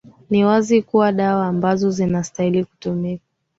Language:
Swahili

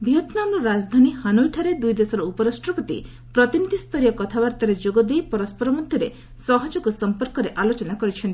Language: Odia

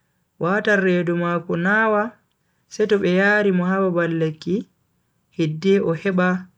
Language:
Bagirmi Fulfulde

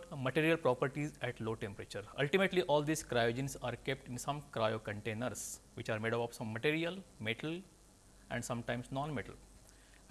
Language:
English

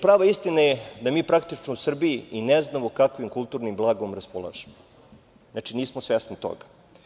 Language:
Serbian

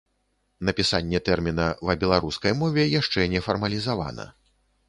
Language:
Belarusian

